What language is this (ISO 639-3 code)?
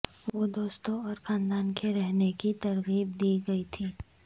urd